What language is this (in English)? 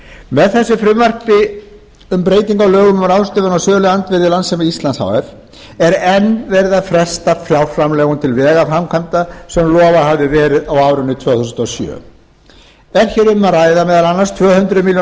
Icelandic